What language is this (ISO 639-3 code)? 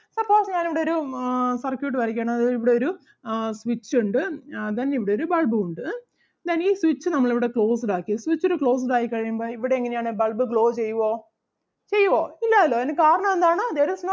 mal